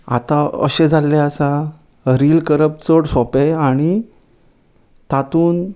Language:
Konkani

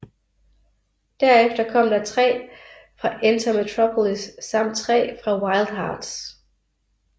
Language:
Danish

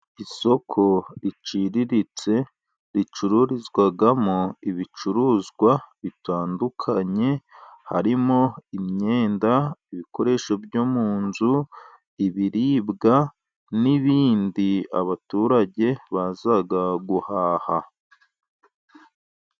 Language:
Kinyarwanda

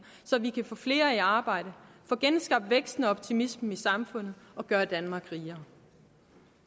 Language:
Danish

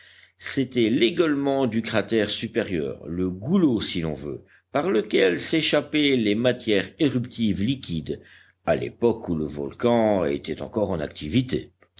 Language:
French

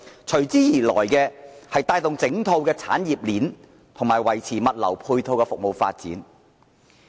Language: Cantonese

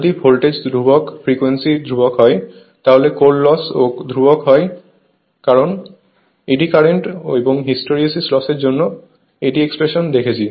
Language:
Bangla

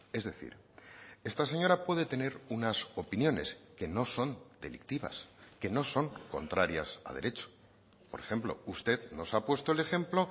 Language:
Spanish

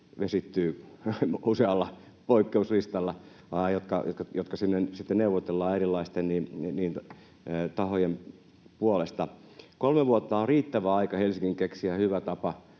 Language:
Finnish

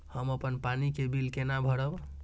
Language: Maithili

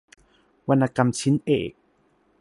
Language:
Thai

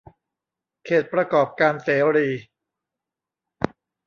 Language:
Thai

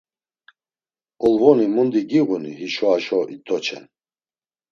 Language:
Laz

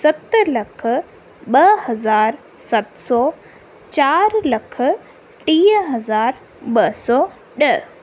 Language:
Sindhi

